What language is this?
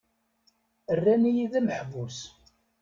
Kabyle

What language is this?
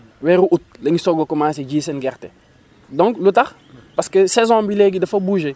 Wolof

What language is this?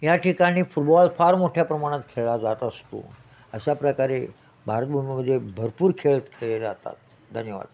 Marathi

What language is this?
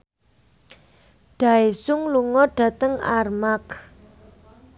Javanese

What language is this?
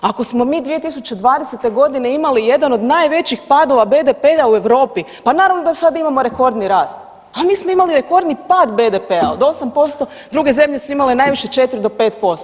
Croatian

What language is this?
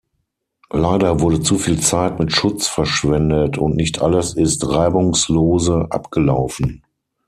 German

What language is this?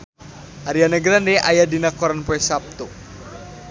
Sundanese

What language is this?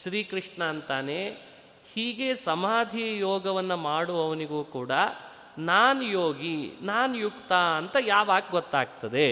Kannada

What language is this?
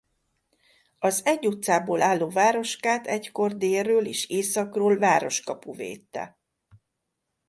Hungarian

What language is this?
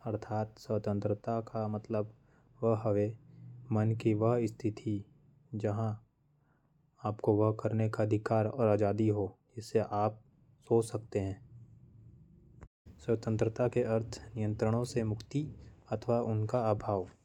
Korwa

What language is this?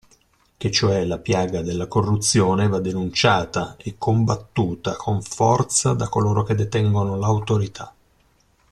Italian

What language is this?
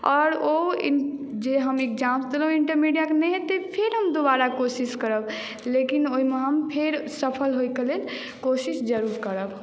Maithili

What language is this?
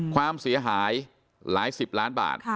Thai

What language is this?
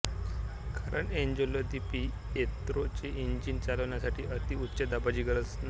Marathi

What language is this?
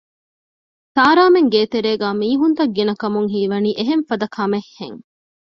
Divehi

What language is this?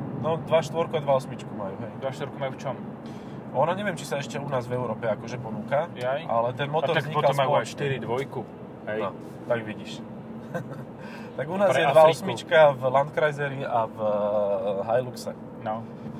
Slovak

